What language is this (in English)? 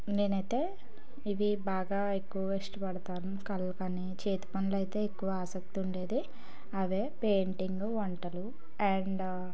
Telugu